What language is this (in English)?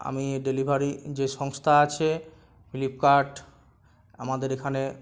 Bangla